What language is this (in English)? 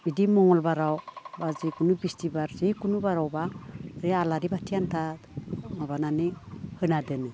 Bodo